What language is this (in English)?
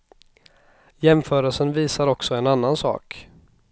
Swedish